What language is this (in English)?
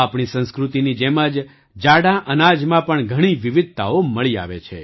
Gujarati